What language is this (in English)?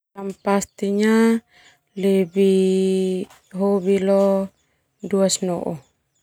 Termanu